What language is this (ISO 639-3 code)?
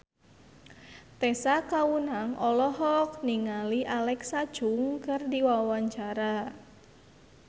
sun